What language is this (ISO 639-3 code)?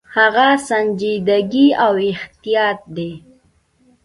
pus